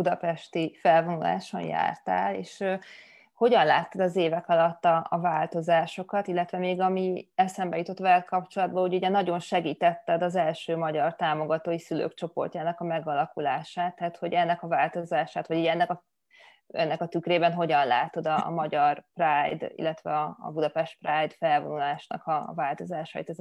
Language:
Hungarian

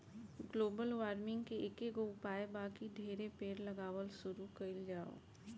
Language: Bhojpuri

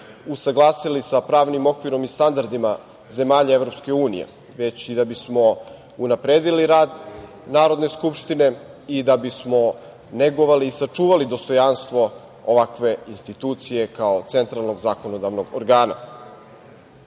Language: Serbian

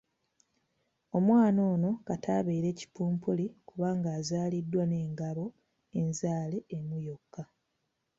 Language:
Ganda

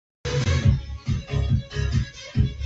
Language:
Vietnamese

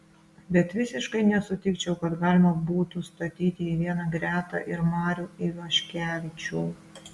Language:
Lithuanian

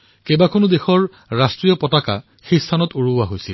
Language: Assamese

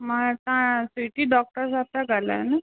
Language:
Sindhi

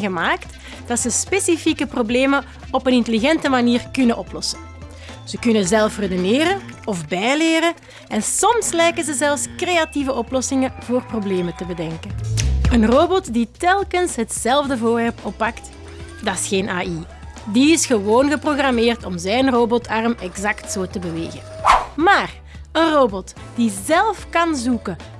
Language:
Dutch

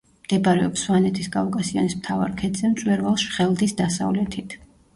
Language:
Georgian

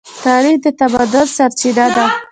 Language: Pashto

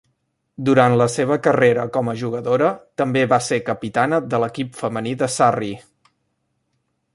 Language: Catalan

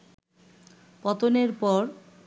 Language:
Bangla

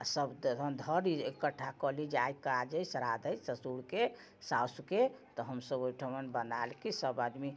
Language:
Maithili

